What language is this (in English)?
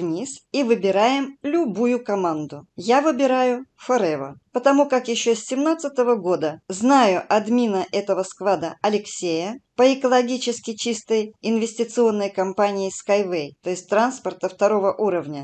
Russian